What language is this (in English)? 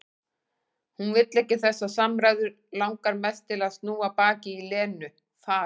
Icelandic